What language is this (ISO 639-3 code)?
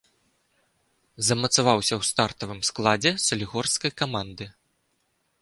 bel